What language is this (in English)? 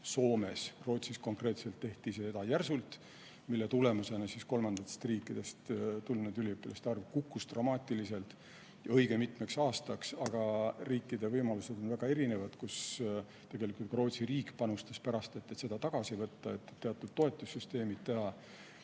Estonian